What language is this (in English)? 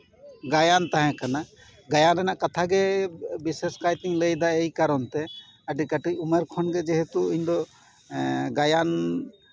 Santali